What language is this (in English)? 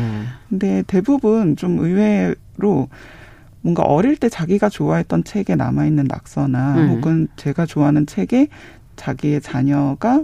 Korean